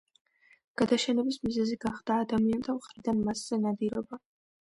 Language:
Georgian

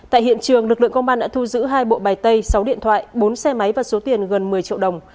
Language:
Vietnamese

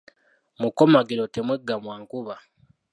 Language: Ganda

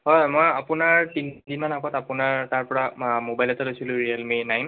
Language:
Assamese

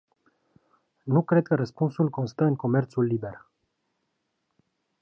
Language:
Romanian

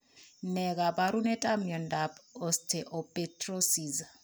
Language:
Kalenjin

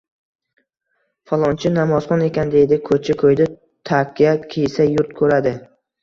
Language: Uzbek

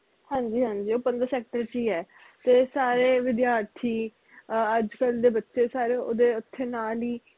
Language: Punjabi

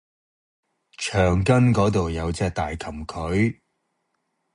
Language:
Cantonese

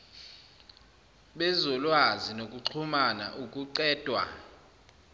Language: Zulu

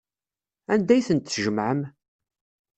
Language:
Kabyle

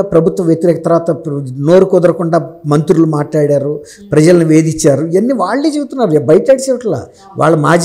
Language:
Telugu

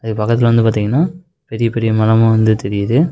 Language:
Tamil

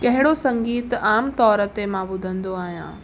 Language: Sindhi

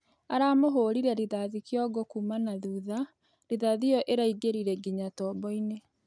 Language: Kikuyu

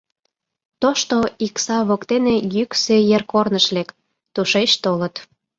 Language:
Mari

